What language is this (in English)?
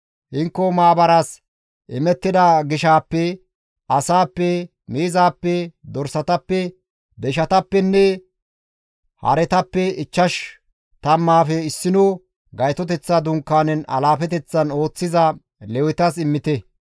Gamo